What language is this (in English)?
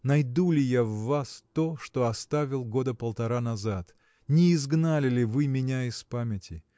Russian